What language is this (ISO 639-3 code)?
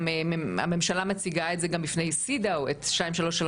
heb